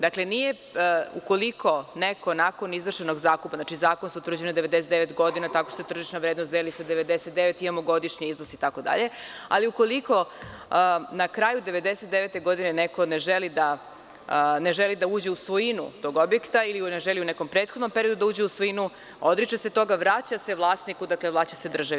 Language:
Serbian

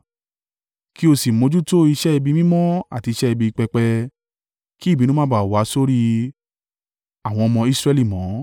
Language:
Yoruba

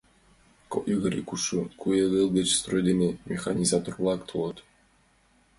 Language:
Mari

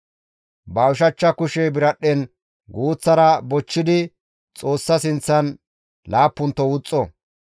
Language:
Gamo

